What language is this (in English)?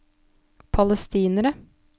Norwegian